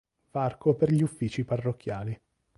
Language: Italian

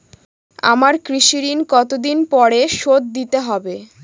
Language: Bangla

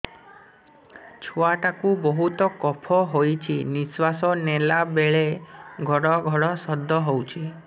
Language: Odia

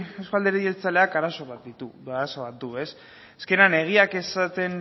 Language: Basque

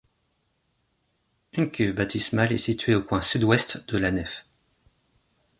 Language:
French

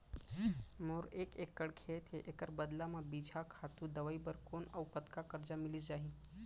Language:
Chhattisgarhi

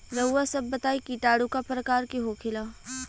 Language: Bhojpuri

